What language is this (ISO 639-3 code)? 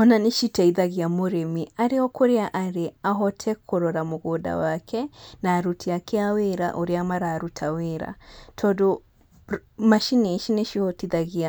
kik